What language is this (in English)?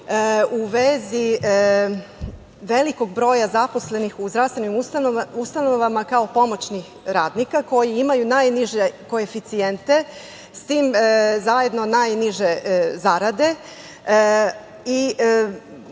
Serbian